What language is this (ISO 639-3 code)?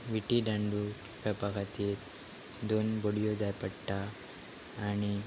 kok